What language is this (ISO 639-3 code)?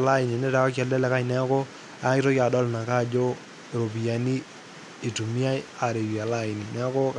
mas